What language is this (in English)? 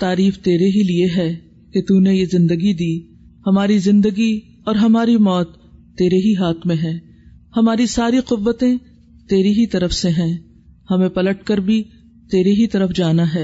Urdu